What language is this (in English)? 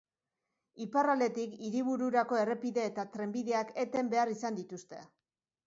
Basque